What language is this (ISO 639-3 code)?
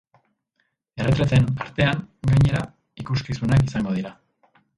eus